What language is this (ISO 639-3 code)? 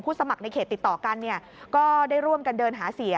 tha